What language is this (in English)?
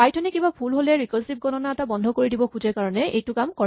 Assamese